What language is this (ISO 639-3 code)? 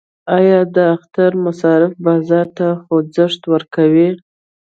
pus